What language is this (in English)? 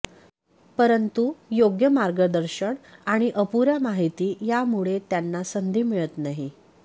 Marathi